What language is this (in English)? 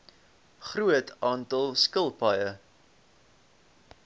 Afrikaans